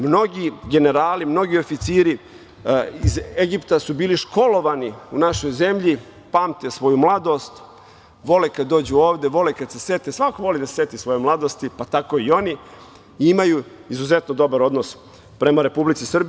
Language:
Serbian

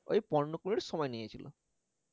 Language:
Bangla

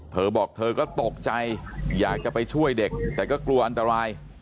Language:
Thai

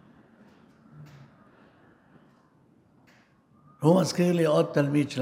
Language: Hebrew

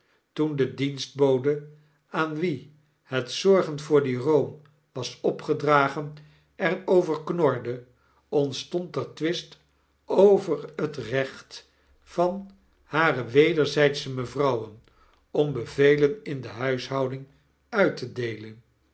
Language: Dutch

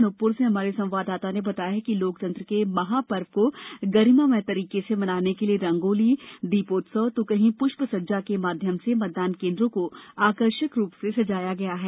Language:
Hindi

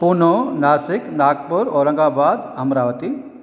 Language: Sindhi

